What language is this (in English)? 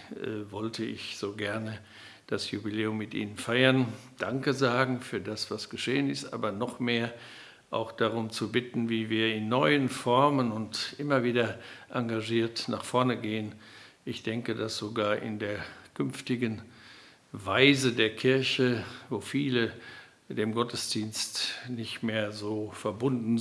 German